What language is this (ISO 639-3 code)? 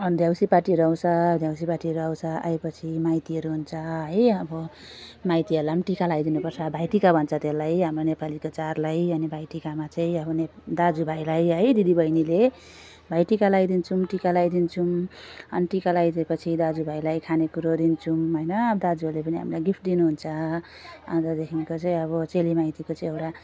nep